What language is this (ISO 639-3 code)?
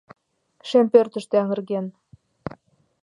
chm